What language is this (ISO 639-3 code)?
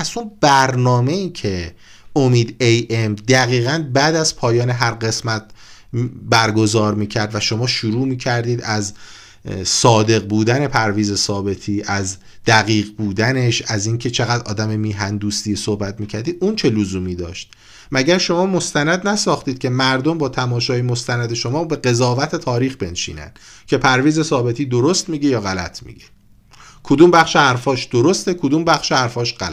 fas